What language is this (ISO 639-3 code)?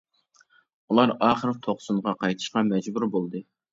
uig